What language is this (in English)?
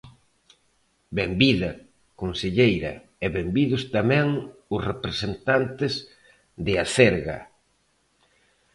Galician